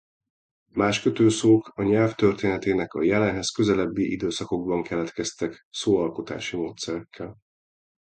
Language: Hungarian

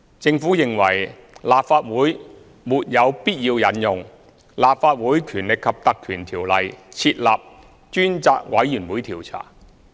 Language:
Cantonese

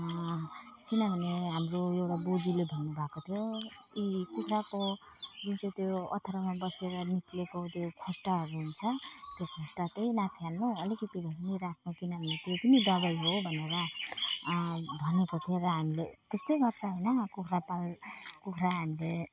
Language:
Nepali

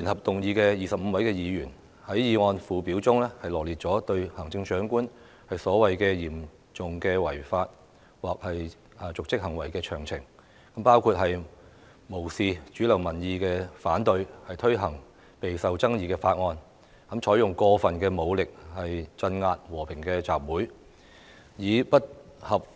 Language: Cantonese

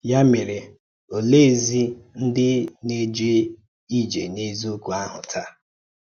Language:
Igbo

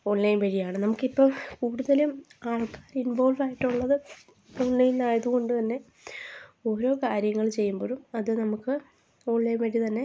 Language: Malayalam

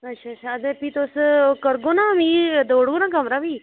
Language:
Dogri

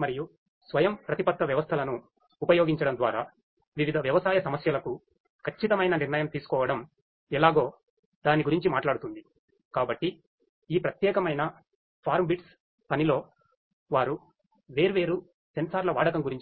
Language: Telugu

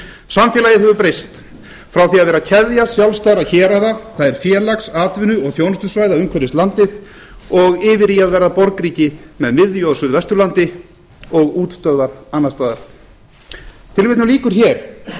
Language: Icelandic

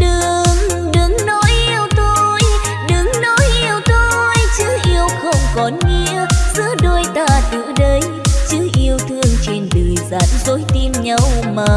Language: Vietnamese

